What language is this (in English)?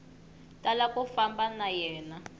Tsonga